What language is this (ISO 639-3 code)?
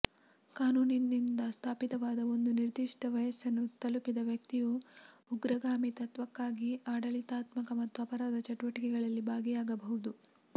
kan